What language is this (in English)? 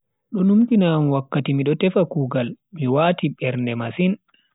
Bagirmi Fulfulde